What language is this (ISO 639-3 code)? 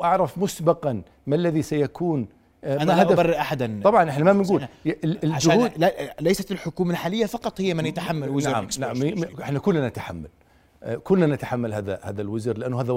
ara